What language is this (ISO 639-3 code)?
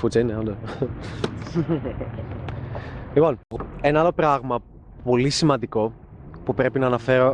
ell